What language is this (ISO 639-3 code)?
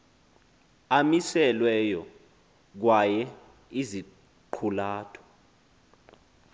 xho